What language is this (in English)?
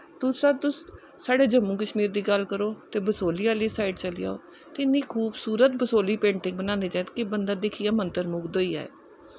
Dogri